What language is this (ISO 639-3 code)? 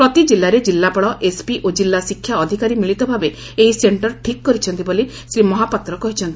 ori